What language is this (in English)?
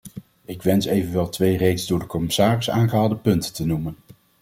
Dutch